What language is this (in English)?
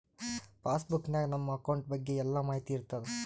Kannada